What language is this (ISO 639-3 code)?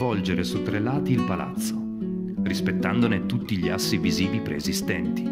ita